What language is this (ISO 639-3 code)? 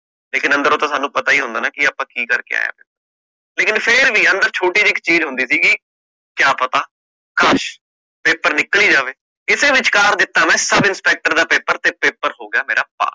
pan